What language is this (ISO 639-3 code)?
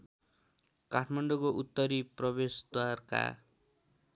nep